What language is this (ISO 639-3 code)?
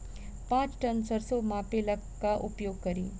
bho